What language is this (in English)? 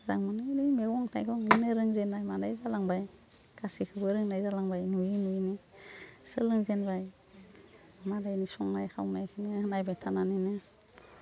Bodo